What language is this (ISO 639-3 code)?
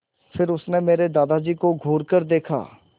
hin